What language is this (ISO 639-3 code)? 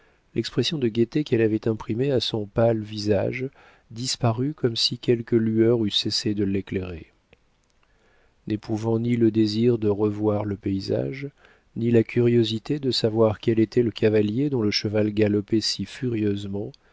fra